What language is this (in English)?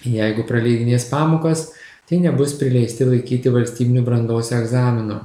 Lithuanian